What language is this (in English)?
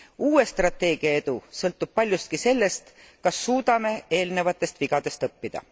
Estonian